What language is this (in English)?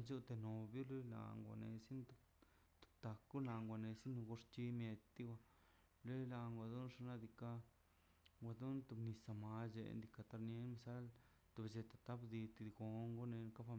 Mazaltepec Zapotec